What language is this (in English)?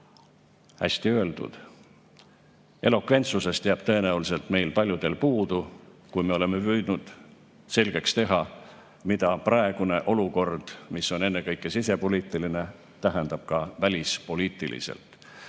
Estonian